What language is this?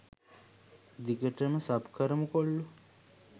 Sinhala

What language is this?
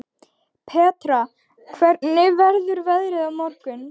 Icelandic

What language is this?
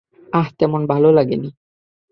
Bangla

